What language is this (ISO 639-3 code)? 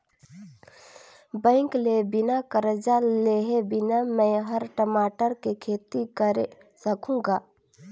hne